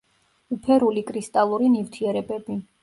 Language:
Georgian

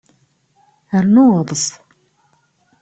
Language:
Kabyle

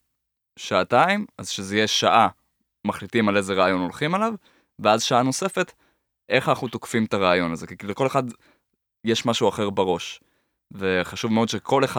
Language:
Hebrew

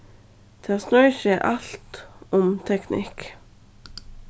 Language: Faroese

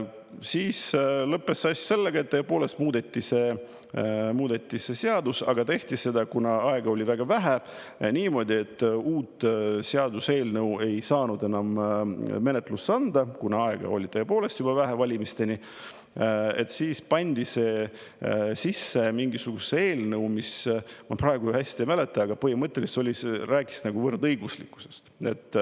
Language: Estonian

